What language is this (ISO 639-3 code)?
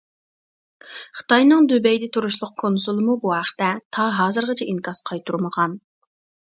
uig